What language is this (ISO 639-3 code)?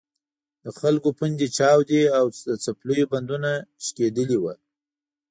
pus